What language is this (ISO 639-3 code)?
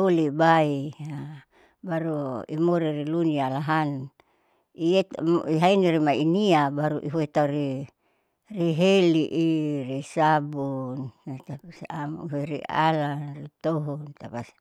sau